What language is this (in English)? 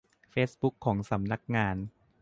Thai